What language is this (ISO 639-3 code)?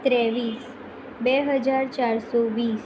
guj